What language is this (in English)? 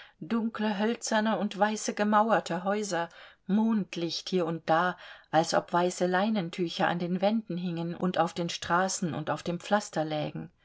German